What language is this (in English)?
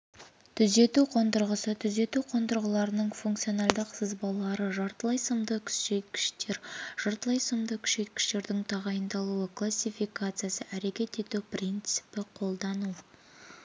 Kazakh